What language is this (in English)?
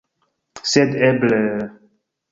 Esperanto